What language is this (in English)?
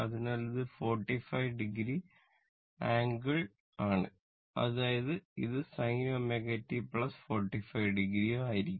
Malayalam